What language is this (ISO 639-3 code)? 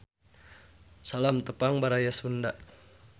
sun